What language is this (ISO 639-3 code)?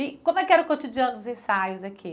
por